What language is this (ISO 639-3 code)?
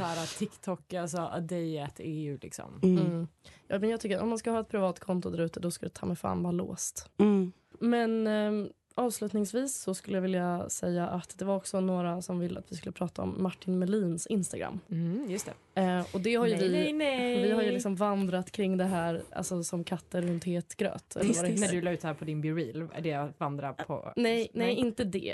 swe